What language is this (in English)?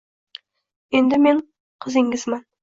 Uzbek